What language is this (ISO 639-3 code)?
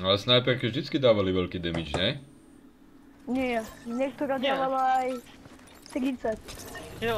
ces